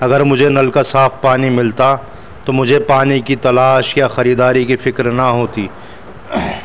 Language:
Urdu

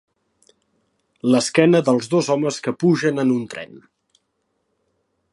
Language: Catalan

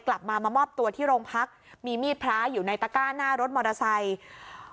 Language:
Thai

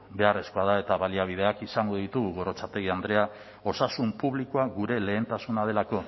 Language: Basque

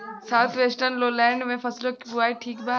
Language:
Bhojpuri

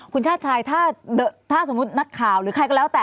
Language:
Thai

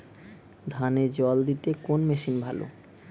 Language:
Bangla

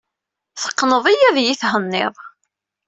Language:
Kabyle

